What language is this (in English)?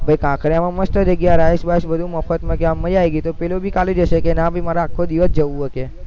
Gujarati